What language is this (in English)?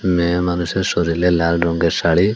Bangla